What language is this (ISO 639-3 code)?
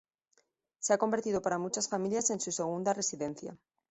spa